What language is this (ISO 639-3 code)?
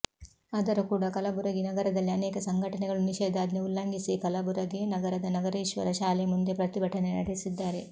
kan